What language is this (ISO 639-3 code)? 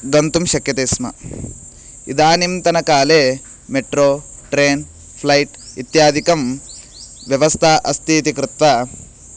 san